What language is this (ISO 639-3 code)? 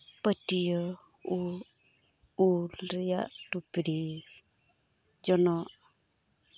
sat